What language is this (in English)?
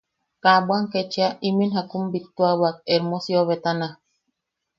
Yaqui